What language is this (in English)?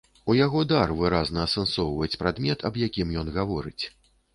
Belarusian